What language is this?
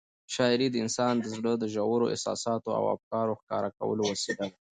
Pashto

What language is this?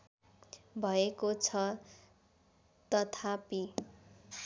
Nepali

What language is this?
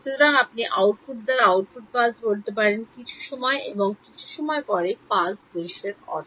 Bangla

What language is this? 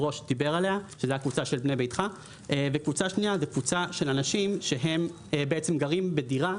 Hebrew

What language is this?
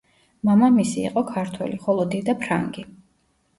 Georgian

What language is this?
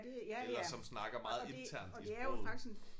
Danish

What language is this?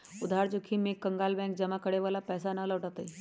Magahi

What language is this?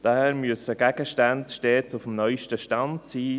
Swiss German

